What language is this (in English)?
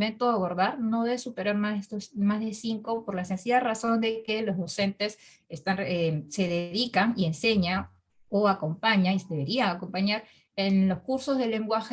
Spanish